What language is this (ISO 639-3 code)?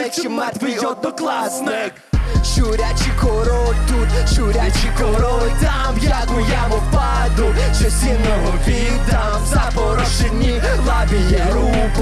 ukr